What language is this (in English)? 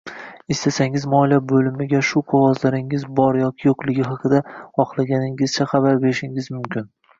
Uzbek